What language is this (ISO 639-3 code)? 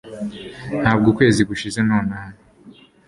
kin